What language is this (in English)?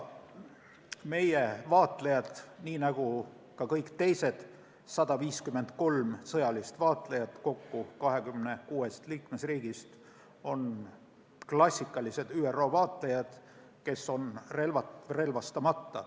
Estonian